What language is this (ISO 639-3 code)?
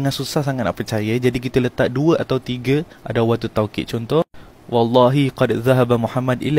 msa